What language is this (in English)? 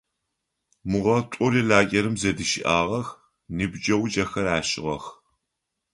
Adyghe